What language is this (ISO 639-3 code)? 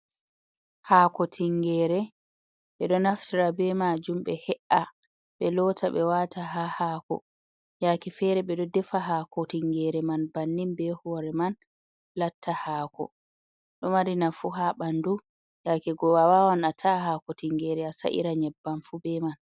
ful